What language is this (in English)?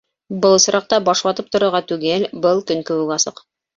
Bashkir